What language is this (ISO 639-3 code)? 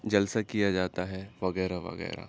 urd